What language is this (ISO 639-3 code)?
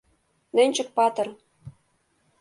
chm